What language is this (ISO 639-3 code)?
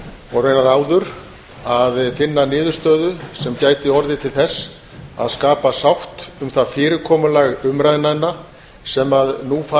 isl